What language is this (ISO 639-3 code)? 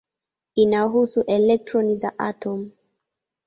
swa